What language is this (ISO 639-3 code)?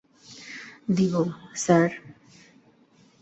ben